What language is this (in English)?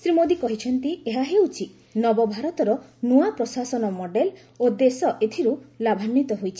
Odia